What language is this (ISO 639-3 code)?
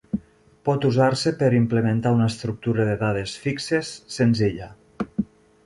cat